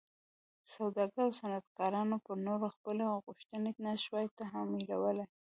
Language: Pashto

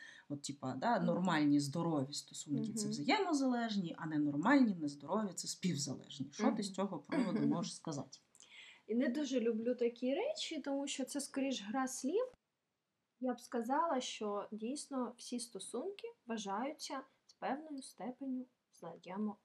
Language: Ukrainian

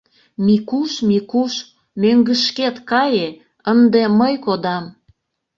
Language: Mari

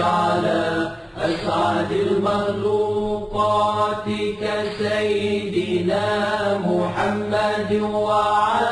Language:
Arabic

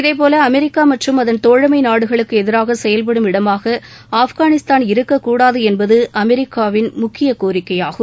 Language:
Tamil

